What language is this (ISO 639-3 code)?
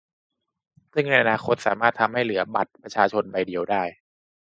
tha